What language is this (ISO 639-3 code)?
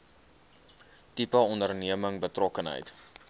afr